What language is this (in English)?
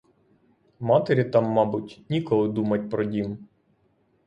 Ukrainian